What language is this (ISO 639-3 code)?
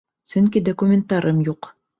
bak